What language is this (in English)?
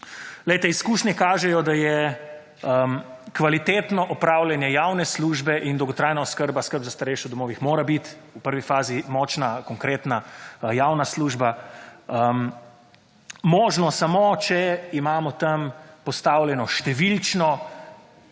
Slovenian